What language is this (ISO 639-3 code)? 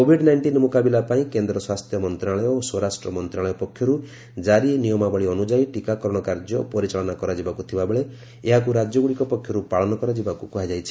ori